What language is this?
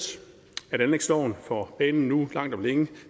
Danish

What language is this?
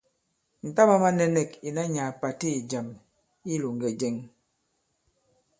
Bankon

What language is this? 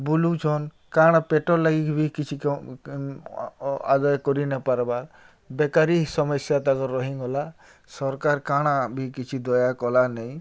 Odia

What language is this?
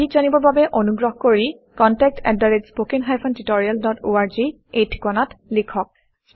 Assamese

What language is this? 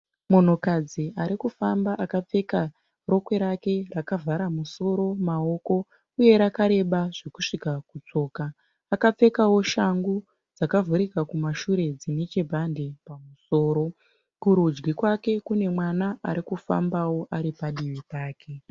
Shona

